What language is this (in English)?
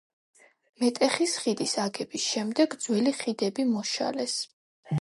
Georgian